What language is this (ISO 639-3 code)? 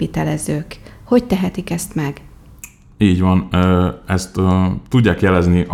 hun